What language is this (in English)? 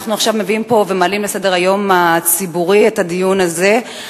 Hebrew